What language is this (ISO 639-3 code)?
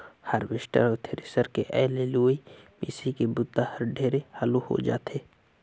hne